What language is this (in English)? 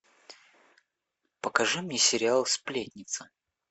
Russian